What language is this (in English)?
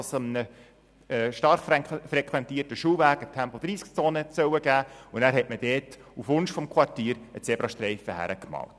Swiss German